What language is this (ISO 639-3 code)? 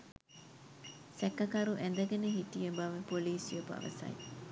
sin